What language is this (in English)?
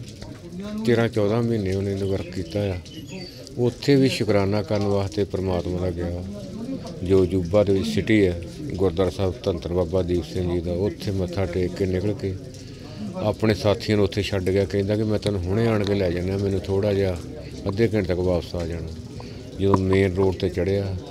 Punjabi